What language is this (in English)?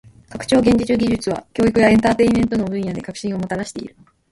Japanese